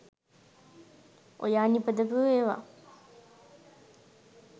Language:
Sinhala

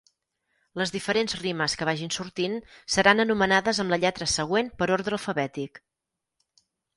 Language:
Catalan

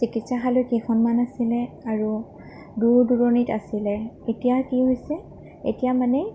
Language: Assamese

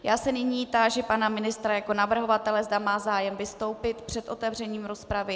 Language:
Czech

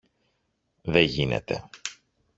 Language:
Greek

